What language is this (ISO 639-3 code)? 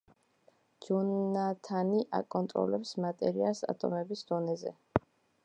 kat